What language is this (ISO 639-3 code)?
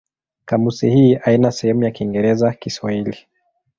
swa